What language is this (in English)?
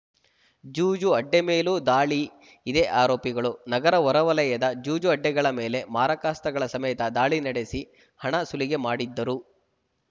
Kannada